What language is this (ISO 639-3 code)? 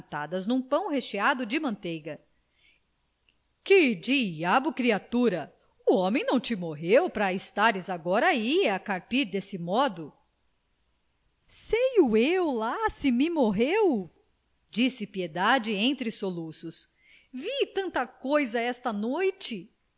por